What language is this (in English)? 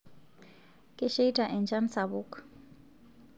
Masai